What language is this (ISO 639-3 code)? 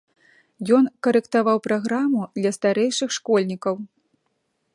bel